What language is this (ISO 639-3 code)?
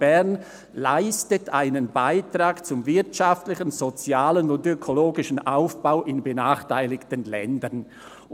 gsw